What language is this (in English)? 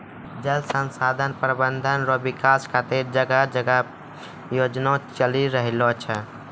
Maithili